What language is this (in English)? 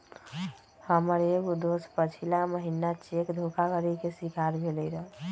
Magahi